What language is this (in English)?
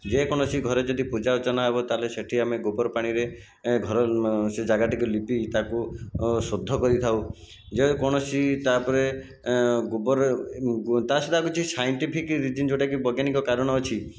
Odia